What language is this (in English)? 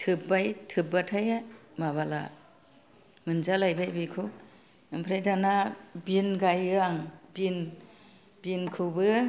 Bodo